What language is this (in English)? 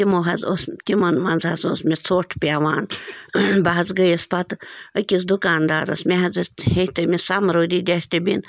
Kashmiri